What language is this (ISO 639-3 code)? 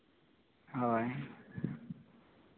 sat